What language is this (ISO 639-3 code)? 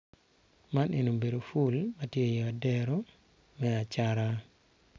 ach